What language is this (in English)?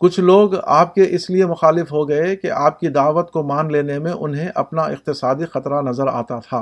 Urdu